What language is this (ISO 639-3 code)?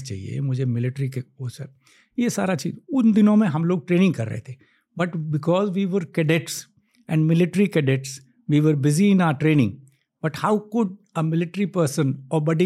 hin